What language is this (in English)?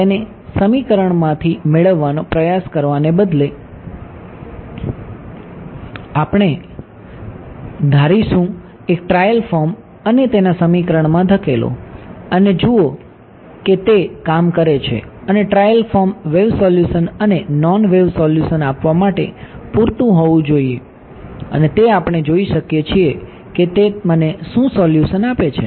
Gujarati